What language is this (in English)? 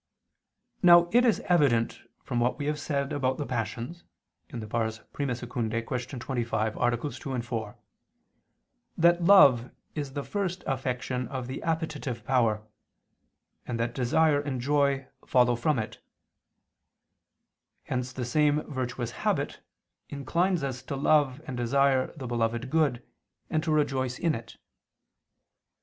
English